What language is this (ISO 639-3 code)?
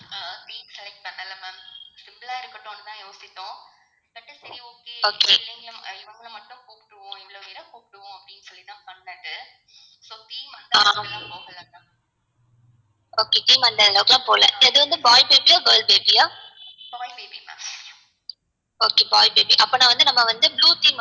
tam